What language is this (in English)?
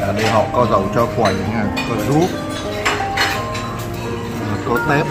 Vietnamese